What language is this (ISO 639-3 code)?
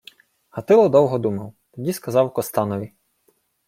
ukr